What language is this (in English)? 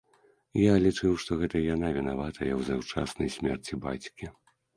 Belarusian